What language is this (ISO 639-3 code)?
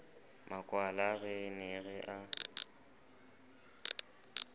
sot